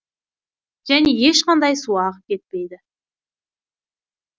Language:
Kazakh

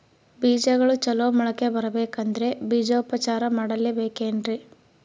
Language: Kannada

